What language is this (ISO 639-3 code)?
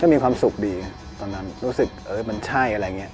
tha